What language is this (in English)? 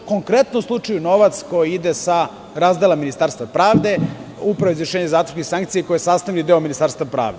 Serbian